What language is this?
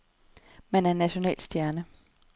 Danish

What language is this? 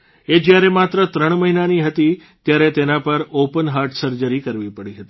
Gujarati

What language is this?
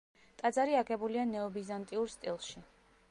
Georgian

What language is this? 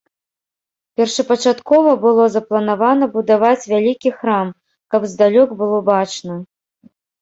Belarusian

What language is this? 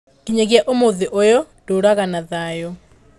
Kikuyu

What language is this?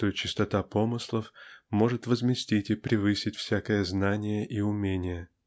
Russian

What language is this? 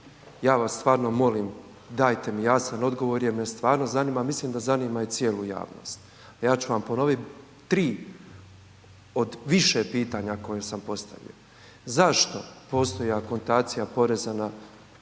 Croatian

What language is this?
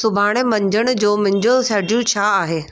Sindhi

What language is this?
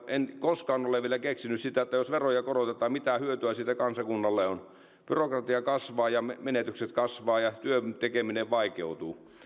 Finnish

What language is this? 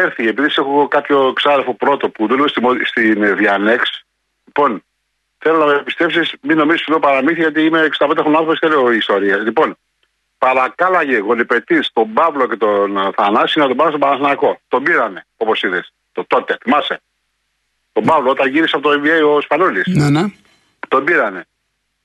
Greek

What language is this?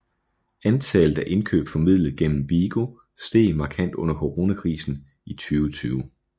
Danish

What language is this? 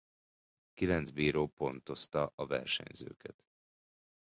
Hungarian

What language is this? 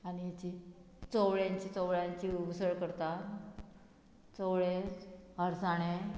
Konkani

